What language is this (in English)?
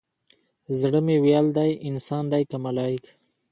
Pashto